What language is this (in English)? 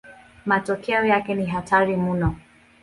Swahili